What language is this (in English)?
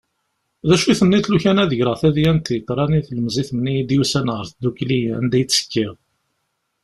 Kabyle